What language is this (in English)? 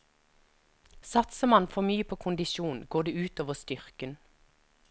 Norwegian